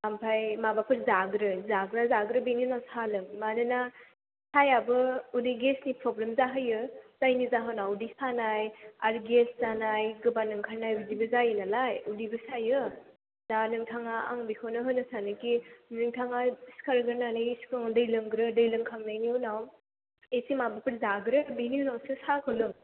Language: Bodo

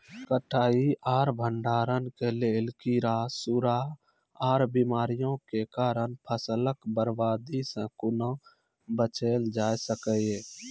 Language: Maithili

